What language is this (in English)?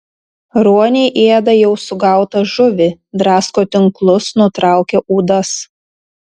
Lithuanian